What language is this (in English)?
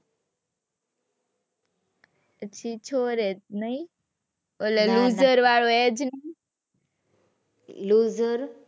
Gujarati